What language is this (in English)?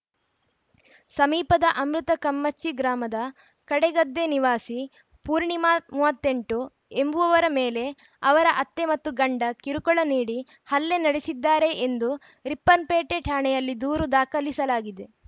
Kannada